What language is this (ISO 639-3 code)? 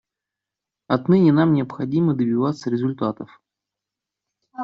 rus